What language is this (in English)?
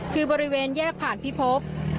Thai